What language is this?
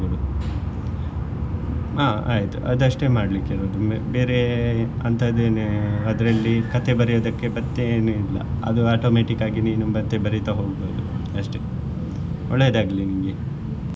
Kannada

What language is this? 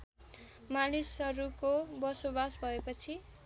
Nepali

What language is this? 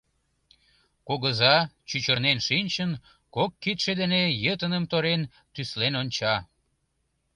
Mari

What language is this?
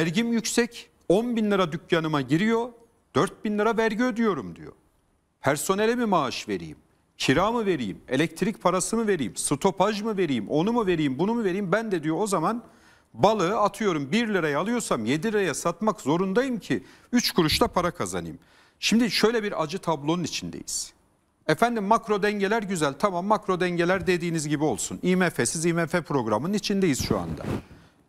Turkish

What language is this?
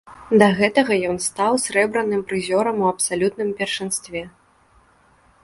Belarusian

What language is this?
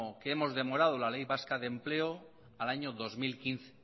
Spanish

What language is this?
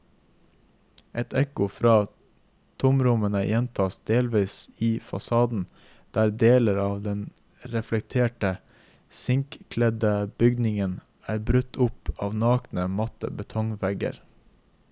Norwegian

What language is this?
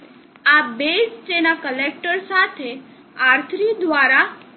Gujarati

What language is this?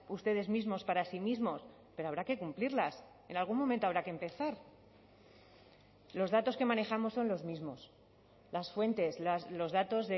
Spanish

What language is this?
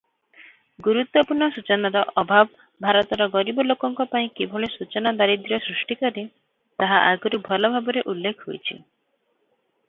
Odia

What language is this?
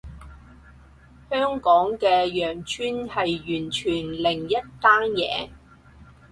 Cantonese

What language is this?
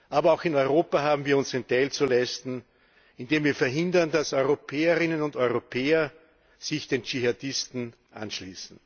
German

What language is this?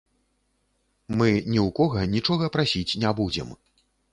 Belarusian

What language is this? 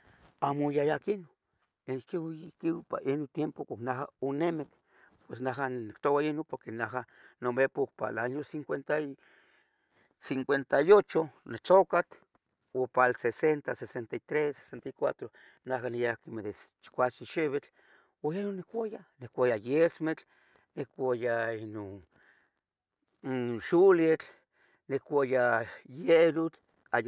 Tetelcingo Nahuatl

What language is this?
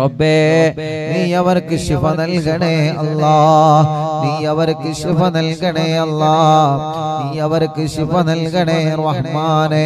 Arabic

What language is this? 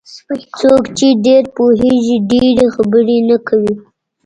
Pashto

